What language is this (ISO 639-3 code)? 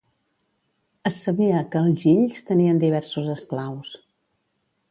cat